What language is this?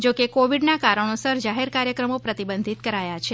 Gujarati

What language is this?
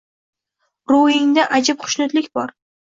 Uzbek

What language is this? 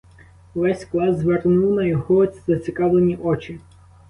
Ukrainian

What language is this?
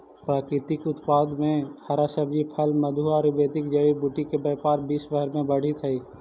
Magahi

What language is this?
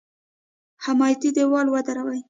Pashto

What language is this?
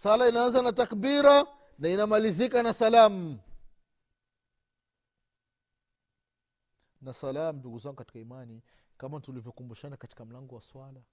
Swahili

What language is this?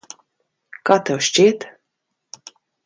Latvian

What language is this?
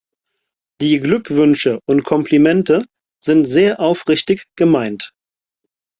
German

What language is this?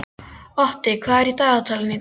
Icelandic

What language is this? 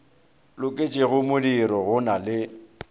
Northern Sotho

